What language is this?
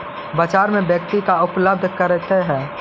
Magahi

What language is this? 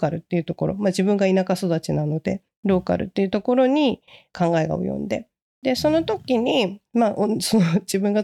Japanese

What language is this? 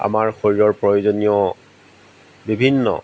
Assamese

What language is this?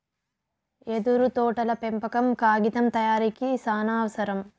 Telugu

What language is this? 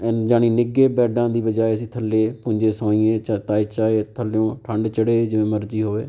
Punjabi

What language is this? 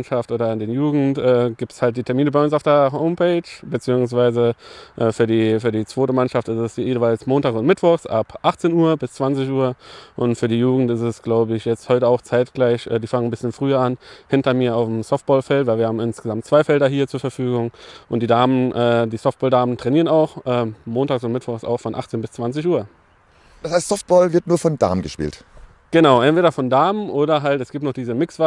German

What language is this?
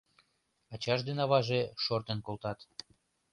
Mari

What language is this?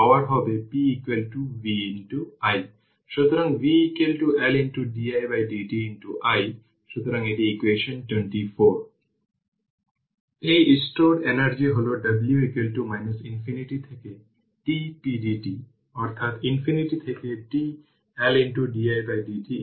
Bangla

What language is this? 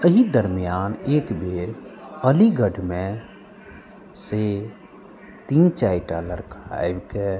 Maithili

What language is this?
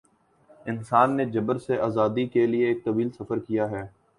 Urdu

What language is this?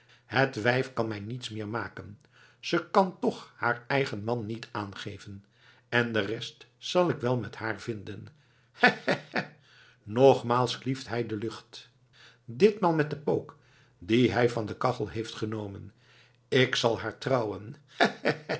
Dutch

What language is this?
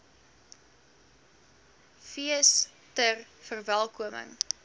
Afrikaans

